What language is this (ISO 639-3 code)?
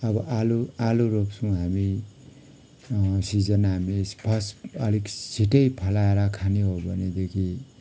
nep